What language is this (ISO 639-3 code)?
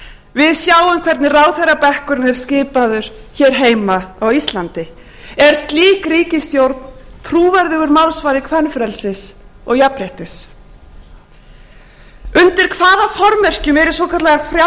isl